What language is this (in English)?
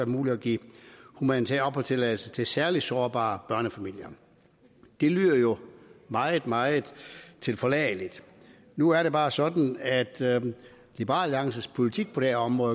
Danish